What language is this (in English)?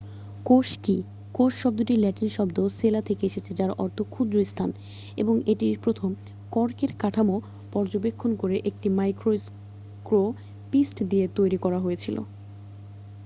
Bangla